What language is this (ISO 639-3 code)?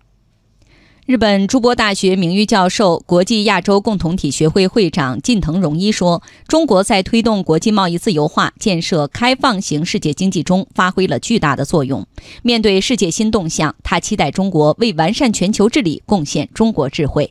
zho